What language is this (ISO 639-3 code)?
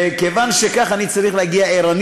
heb